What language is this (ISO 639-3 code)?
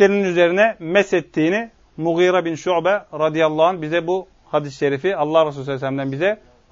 tur